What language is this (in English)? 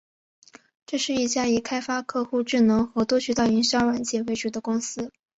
Chinese